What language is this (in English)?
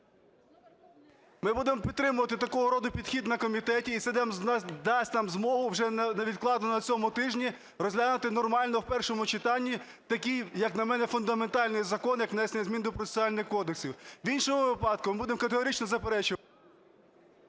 Ukrainian